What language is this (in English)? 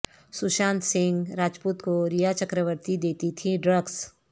Urdu